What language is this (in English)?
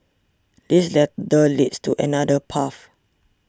English